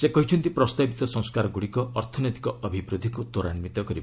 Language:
Odia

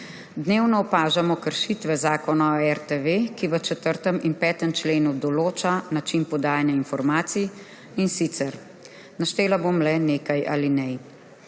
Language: Slovenian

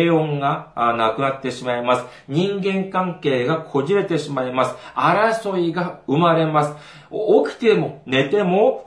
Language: Japanese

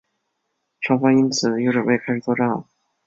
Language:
Chinese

